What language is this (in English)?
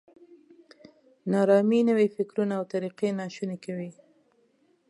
Pashto